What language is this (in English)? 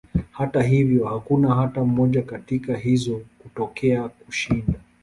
Swahili